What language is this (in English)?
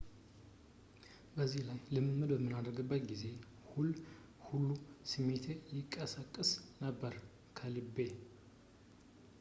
Amharic